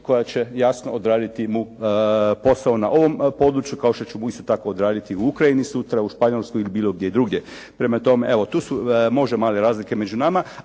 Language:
Croatian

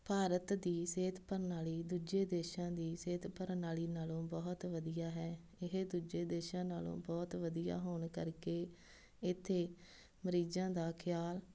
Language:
Punjabi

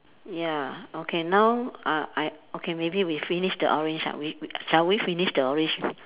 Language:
English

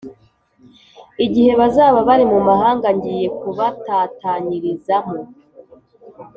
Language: Kinyarwanda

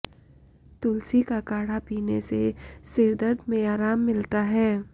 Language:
Hindi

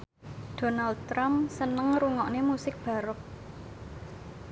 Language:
Javanese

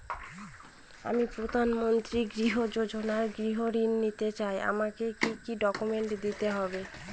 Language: Bangla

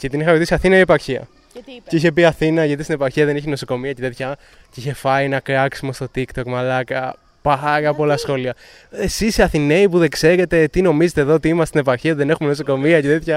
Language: Greek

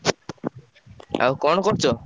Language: Odia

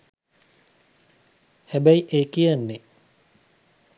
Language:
Sinhala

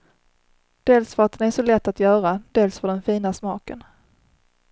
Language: Swedish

